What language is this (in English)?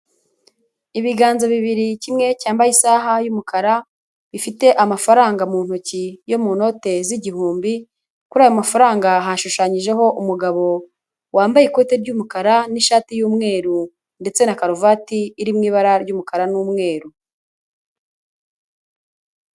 Kinyarwanda